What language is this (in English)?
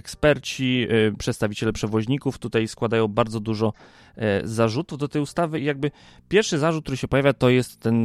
Polish